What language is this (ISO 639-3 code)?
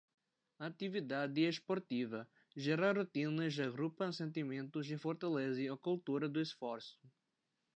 por